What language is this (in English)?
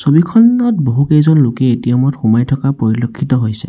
Assamese